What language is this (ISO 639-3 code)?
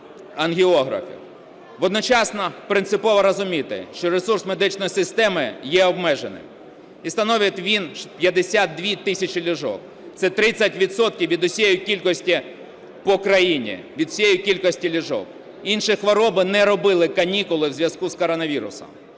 ukr